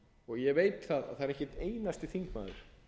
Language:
Icelandic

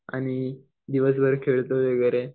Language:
Marathi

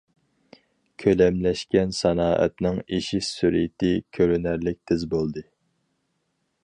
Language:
Uyghur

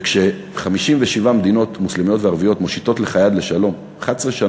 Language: Hebrew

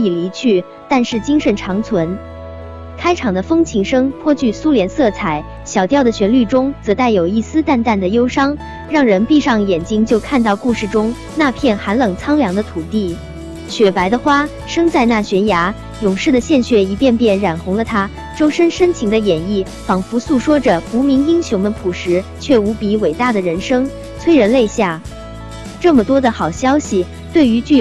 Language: Chinese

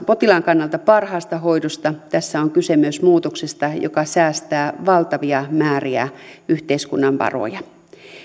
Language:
Finnish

